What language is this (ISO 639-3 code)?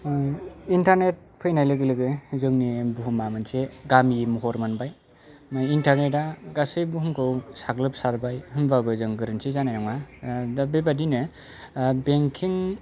brx